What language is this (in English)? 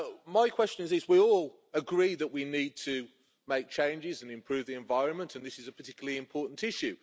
English